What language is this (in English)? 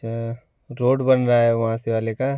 Hindi